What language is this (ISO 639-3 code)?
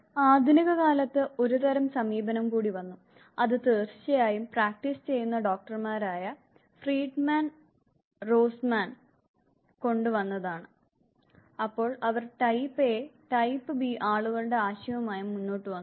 mal